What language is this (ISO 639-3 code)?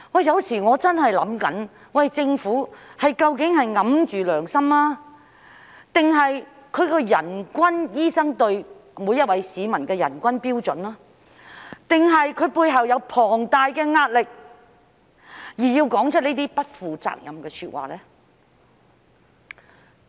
yue